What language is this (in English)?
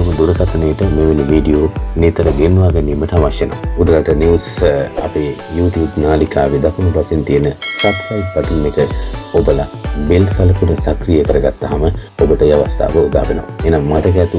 Sinhala